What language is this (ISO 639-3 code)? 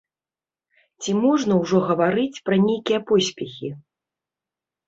bel